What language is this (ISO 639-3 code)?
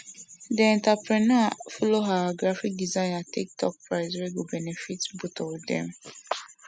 pcm